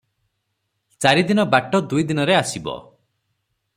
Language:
Odia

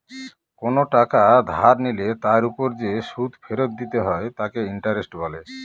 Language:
Bangla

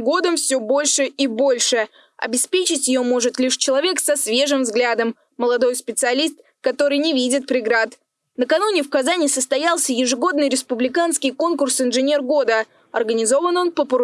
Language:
Russian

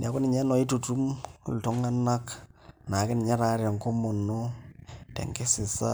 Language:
Masai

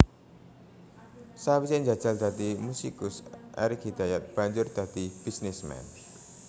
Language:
Javanese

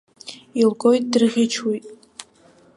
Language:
Abkhazian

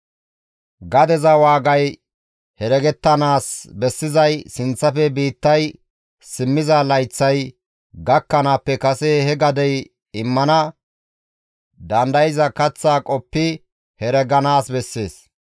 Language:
Gamo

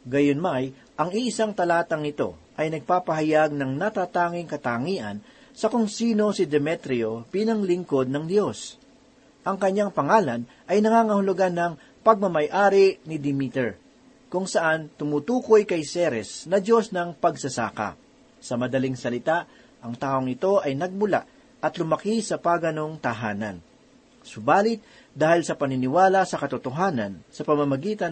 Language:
Filipino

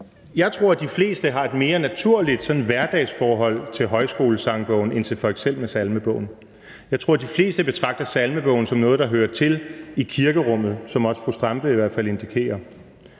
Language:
Danish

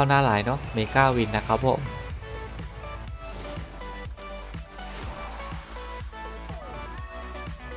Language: Thai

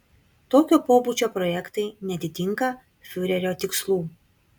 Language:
Lithuanian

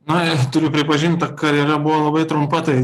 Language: Lithuanian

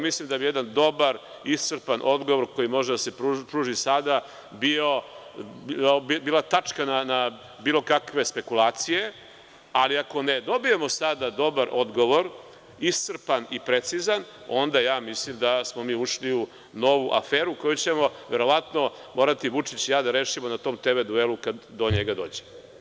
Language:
Serbian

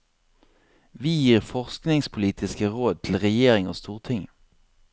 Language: Norwegian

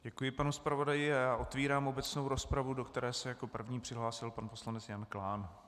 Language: Czech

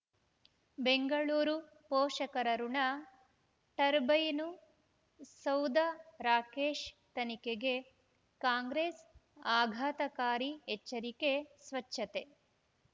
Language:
Kannada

